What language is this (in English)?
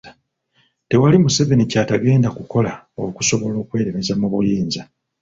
Ganda